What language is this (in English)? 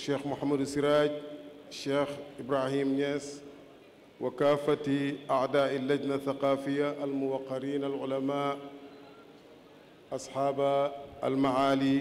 Arabic